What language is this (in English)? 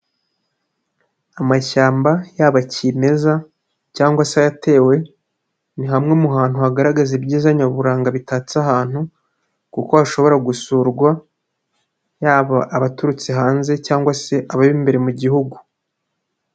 Kinyarwanda